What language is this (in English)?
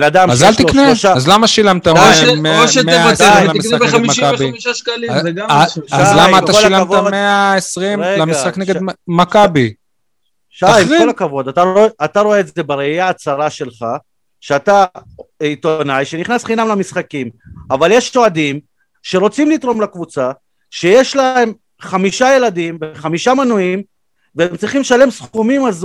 Hebrew